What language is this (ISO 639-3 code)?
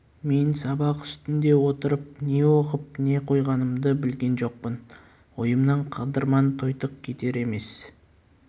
kaz